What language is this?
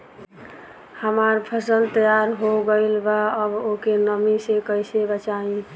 Bhojpuri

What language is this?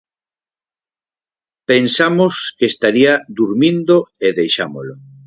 Galician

